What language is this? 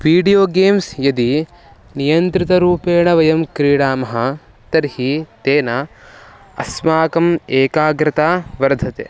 Sanskrit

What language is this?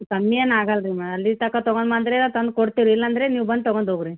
Kannada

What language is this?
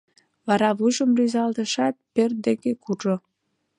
Mari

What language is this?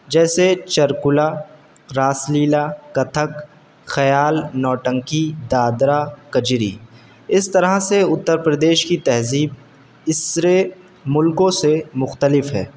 Urdu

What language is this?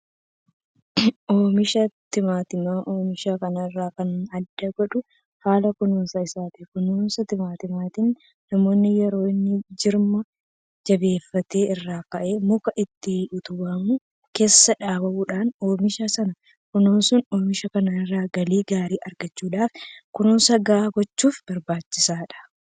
Oromo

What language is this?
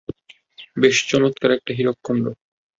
Bangla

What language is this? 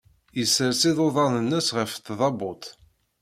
Kabyle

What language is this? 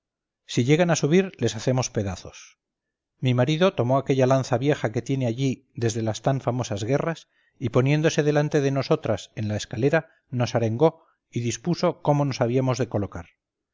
Spanish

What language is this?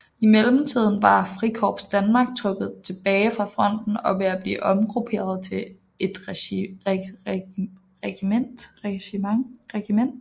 Danish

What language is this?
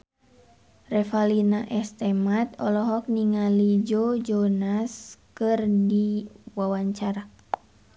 Sundanese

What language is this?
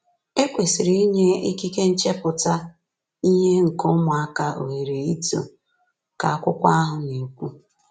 Igbo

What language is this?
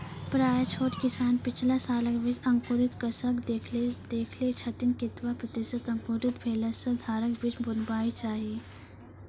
Maithili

